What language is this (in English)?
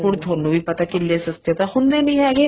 Punjabi